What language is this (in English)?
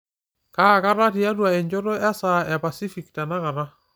Masai